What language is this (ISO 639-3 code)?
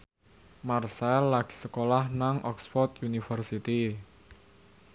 jav